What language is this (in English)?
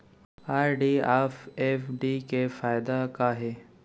Chhattisgarhi